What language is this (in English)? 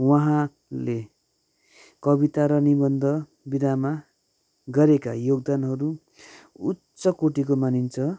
Nepali